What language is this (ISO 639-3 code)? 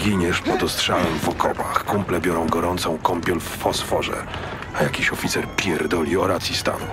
pol